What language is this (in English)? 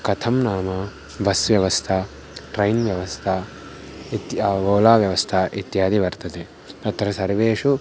Sanskrit